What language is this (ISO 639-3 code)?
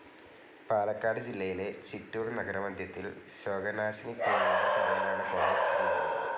mal